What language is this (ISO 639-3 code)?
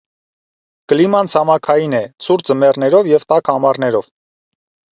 hye